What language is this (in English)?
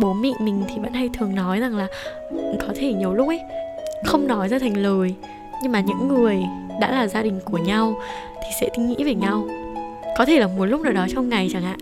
Vietnamese